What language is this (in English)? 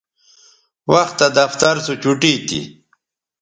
Bateri